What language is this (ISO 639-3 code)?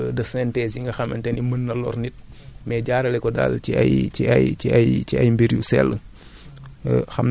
wol